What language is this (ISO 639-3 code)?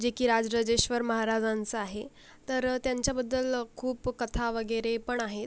mar